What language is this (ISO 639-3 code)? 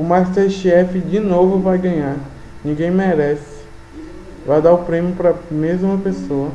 por